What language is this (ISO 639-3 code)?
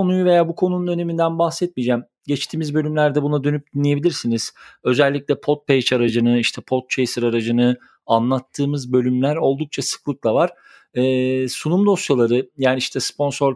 tur